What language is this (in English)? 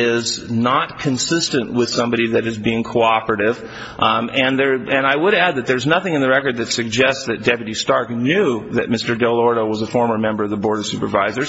English